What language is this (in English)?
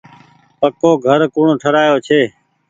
Goaria